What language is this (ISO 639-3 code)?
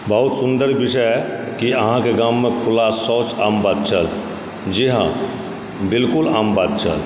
mai